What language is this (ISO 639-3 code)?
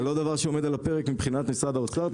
heb